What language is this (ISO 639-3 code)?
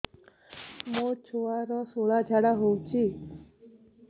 ori